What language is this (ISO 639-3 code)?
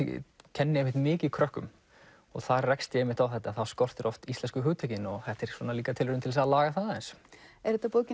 isl